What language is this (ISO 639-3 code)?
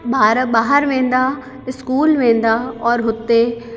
snd